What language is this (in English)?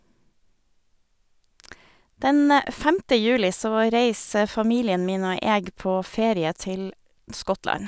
Norwegian